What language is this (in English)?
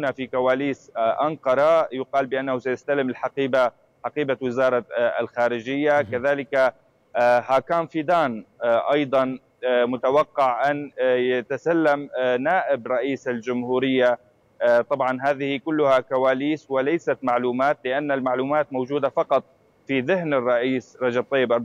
Arabic